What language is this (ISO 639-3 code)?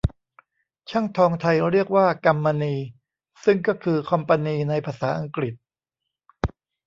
tha